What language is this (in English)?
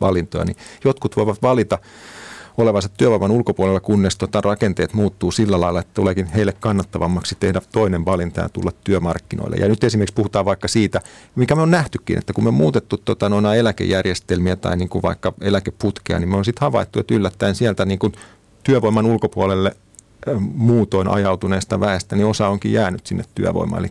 Finnish